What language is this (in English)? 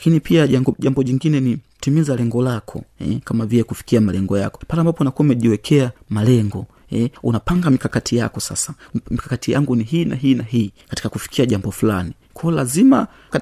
Swahili